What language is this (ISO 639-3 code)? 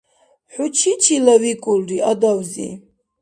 dar